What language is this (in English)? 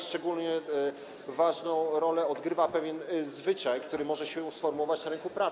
Polish